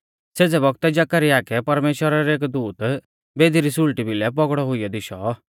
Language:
Mahasu Pahari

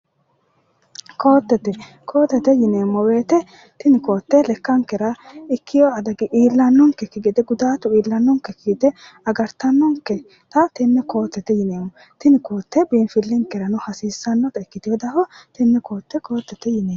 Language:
Sidamo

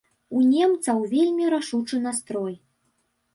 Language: Belarusian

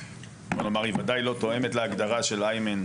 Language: Hebrew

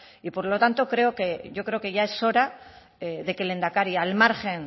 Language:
Spanish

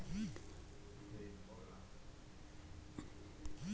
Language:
Kannada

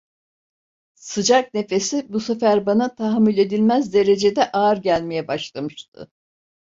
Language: Turkish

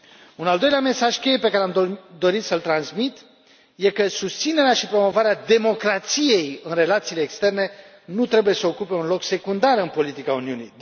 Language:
Romanian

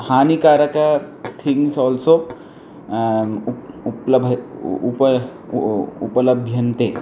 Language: Sanskrit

